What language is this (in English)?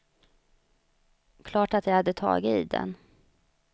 Swedish